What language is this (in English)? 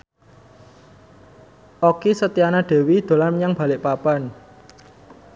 Javanese